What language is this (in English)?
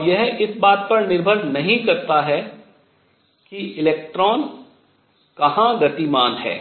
Hindi